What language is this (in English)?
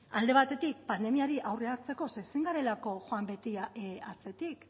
Basque